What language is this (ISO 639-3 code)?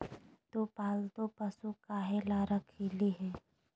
mag